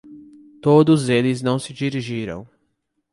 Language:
Portuguese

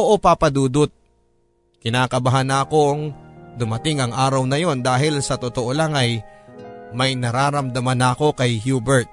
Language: Filipino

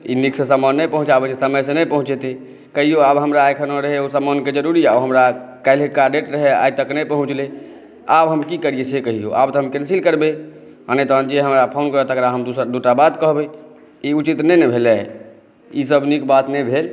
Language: Maithili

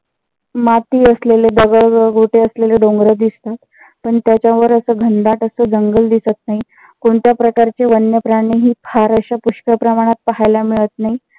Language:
Marathi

